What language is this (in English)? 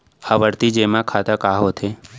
Chhattisgarhi